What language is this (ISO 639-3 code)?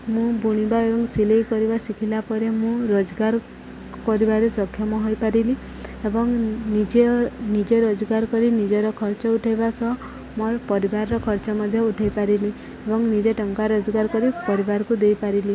ori